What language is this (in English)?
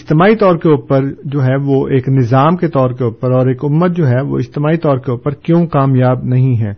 Urdu